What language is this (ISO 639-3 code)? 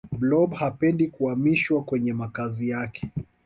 swa